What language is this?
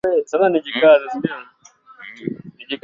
Swahili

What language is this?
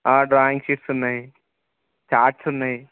Telugu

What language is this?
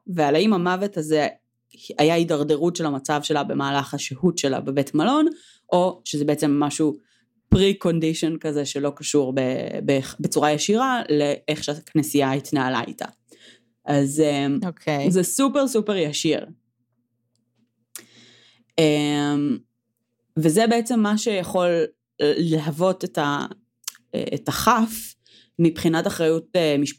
Hebrew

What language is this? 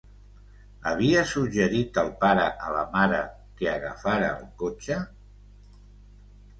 Catalan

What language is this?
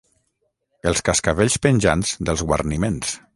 Catalan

